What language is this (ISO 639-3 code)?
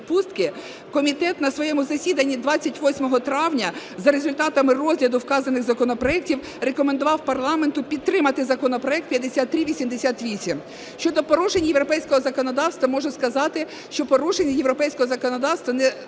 ukr